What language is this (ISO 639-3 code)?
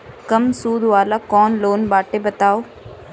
bho